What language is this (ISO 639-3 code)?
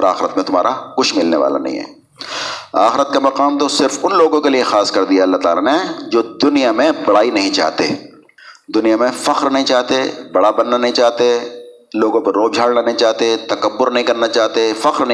urd